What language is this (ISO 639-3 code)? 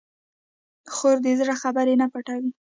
pus